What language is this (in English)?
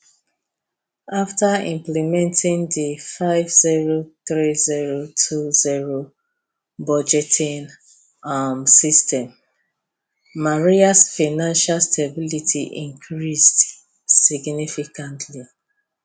Nigerian Pidgin